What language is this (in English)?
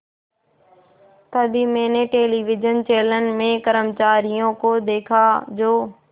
Hindi